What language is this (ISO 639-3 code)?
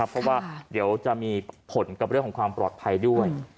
tha